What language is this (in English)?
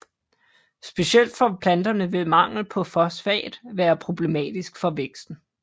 Danish